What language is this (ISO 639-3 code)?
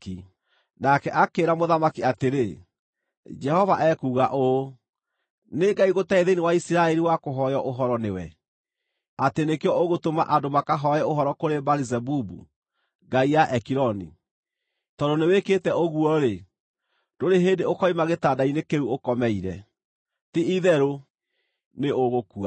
kik